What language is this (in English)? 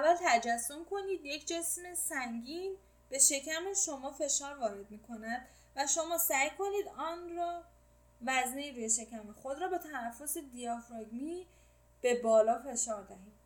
Persian